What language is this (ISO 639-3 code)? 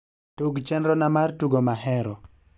luo